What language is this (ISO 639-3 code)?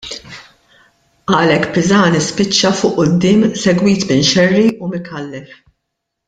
mlt